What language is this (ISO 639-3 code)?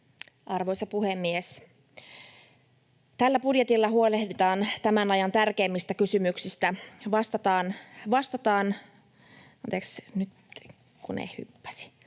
fin